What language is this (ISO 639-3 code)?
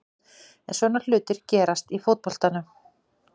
isl